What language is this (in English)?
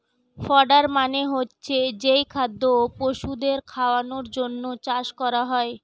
Bangla